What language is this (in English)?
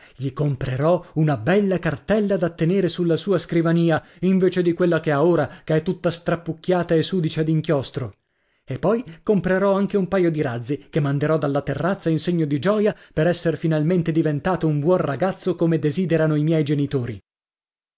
Italian